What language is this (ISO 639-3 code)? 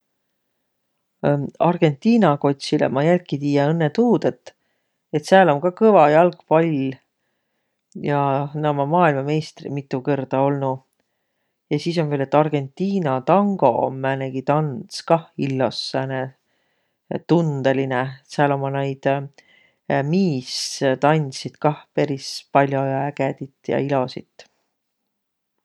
vro